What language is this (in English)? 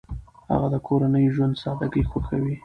Pashto